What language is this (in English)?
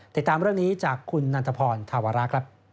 Thai